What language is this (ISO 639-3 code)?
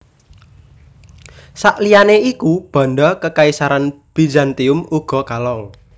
jav